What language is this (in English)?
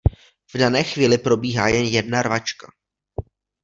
Czech